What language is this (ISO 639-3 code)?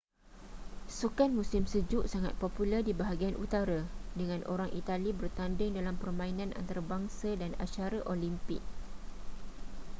msa